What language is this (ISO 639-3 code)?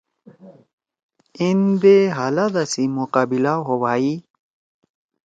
trw